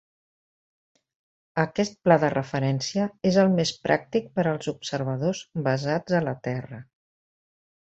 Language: Catalan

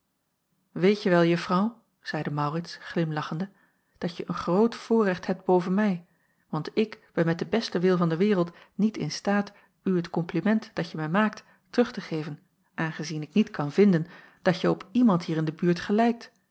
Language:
Dutch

